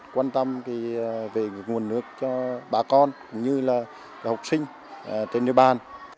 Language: Vietnamese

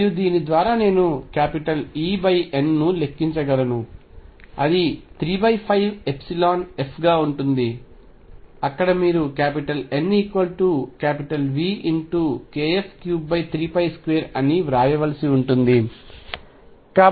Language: Telugu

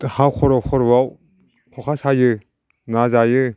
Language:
Bodo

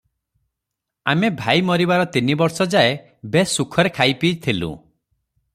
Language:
Odia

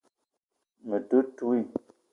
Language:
Eton (Cameroon)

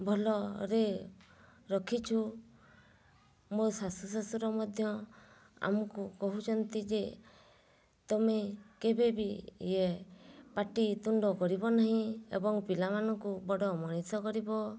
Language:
Odia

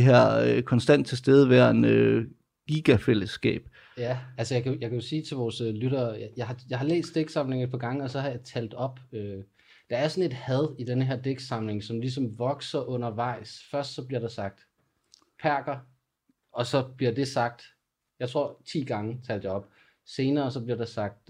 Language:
Danish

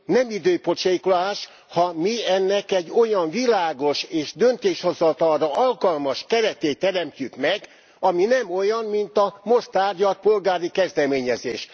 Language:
Hungarian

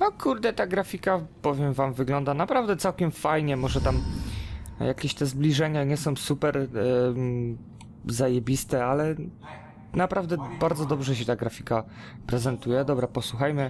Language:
Polish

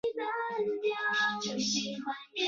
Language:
Chinese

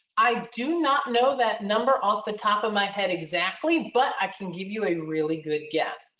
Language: English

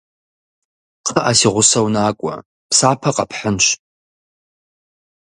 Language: Kabardian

